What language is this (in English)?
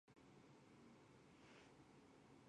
Chinese